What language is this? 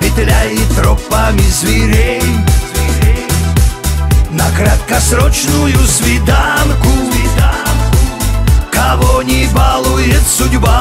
Russian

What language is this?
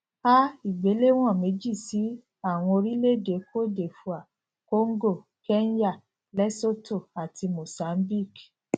Yoruba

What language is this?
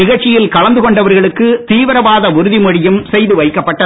Tamil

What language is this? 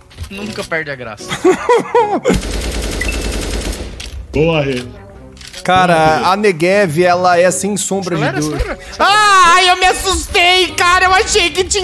Portuguese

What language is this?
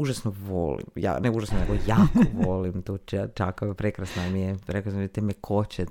Croatian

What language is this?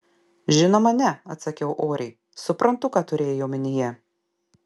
Lithuanian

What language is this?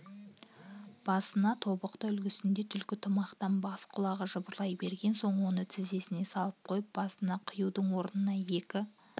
Kazakh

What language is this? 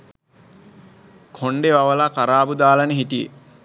Sinhala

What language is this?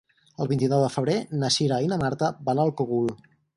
Catalan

